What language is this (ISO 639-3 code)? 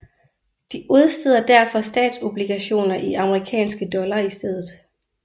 dan